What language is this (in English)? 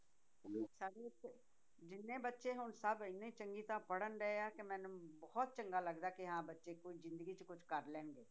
Punjabi